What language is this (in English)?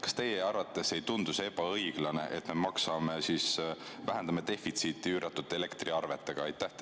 Estonian